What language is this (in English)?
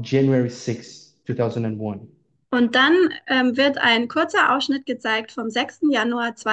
German